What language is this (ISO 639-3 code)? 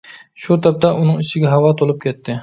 uig